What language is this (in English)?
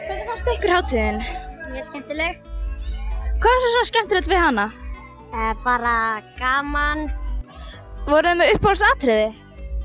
Icelandic